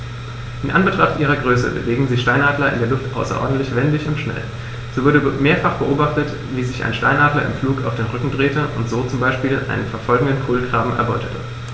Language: German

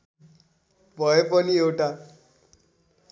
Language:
Nepali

